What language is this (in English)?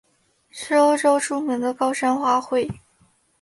Chinese